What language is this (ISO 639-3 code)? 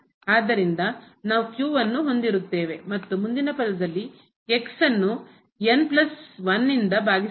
kan